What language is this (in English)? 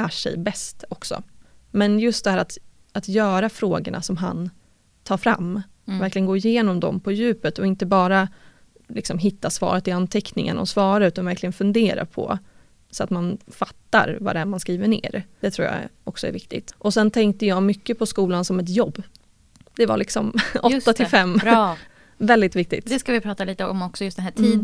Swedish